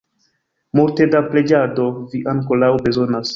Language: Esperanto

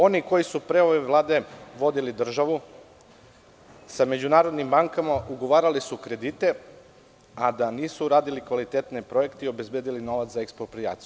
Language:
Serbian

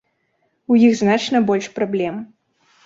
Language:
Belarusian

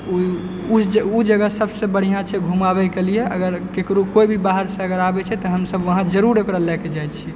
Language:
Maithili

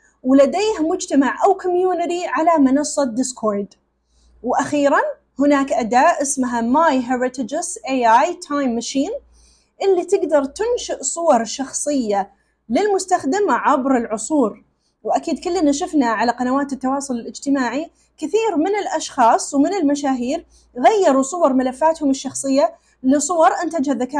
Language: Arabic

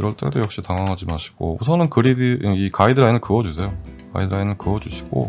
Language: Korean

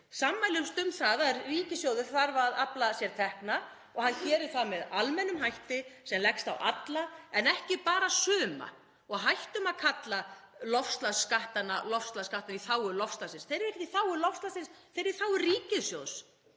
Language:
Icelandic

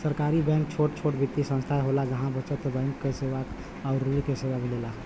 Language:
Bhojpuri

